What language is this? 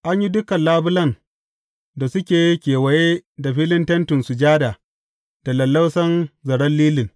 Hausa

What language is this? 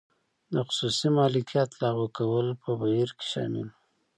Pashto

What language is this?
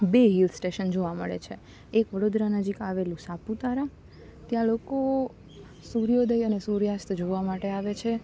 Gujarati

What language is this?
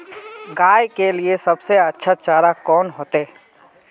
Magahi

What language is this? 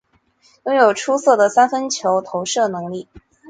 Chinese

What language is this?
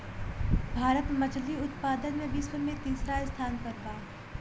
Bhojpuri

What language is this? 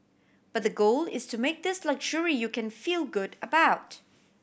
English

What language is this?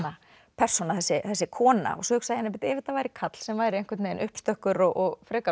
Icelandic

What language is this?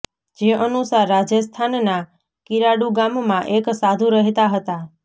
Gujarati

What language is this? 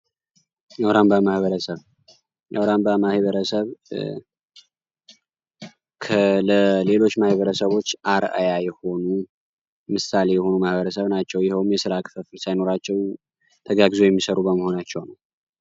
Amharic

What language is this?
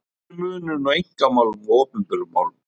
Icelandic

